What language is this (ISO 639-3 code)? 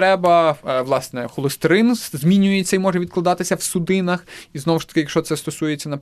ukr